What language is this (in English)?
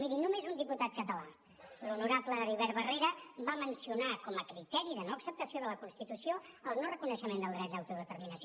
Catalan